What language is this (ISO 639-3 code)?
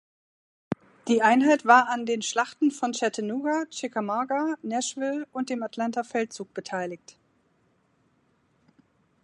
deu